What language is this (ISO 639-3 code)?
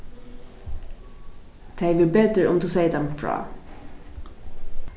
fao